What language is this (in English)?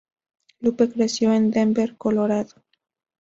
Spanish